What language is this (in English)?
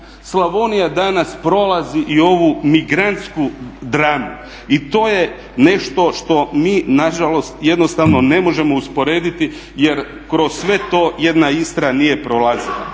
Croatian